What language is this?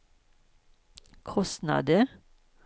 Swedish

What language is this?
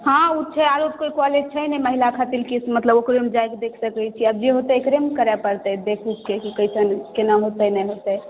Maithili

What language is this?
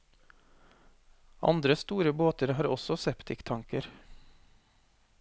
Norwegian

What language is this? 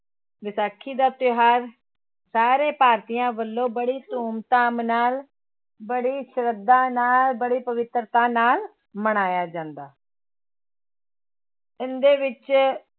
Punjabi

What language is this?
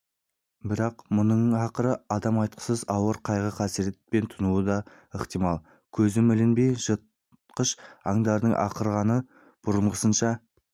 Kazakh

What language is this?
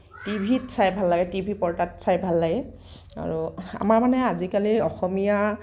Assamese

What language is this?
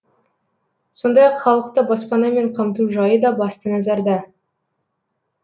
Kazakh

